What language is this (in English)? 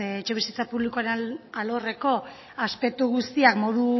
Basque